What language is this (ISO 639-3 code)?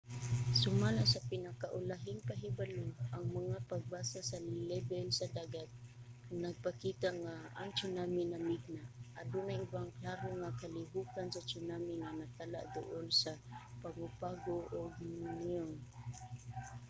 ceb